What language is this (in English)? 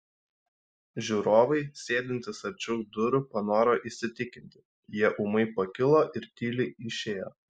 Lithuanian